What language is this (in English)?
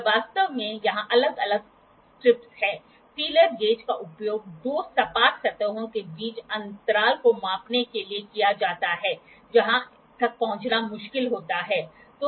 Hindi